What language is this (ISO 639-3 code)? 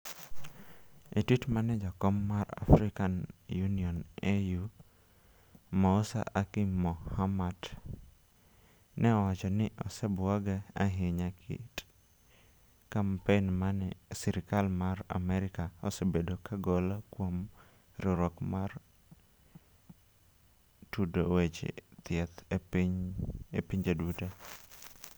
luo